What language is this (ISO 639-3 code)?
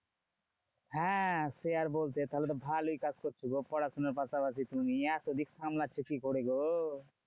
ben